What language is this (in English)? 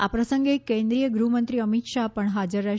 Gujarati